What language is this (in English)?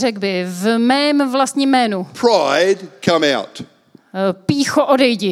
Czech